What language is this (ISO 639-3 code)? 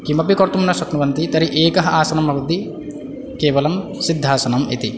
san